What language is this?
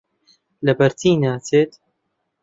Central Kurdish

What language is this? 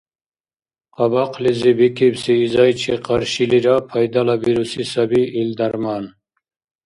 Dargwa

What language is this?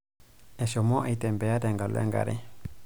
Masai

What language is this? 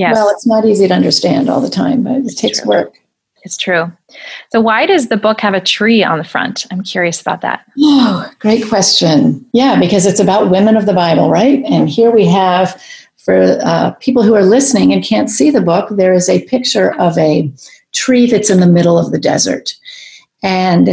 English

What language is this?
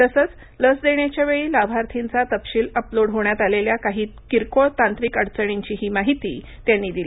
Marathi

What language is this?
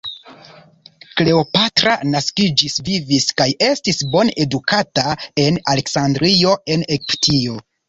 Esperanto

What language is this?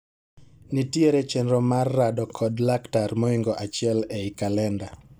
Luo (Kenya and Tanzania)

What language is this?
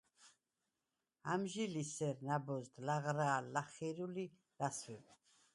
Svan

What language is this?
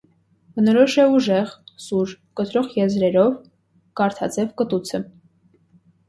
Armenian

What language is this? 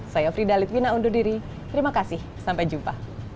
Indonesian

